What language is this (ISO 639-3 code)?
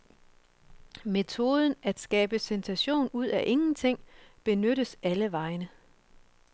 dan